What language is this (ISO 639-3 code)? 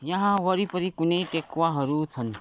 nep